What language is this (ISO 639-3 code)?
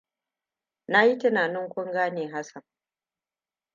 hau